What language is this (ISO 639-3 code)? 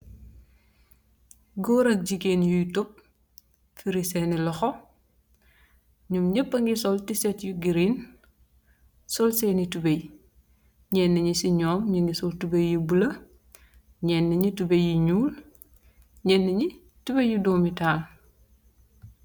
wol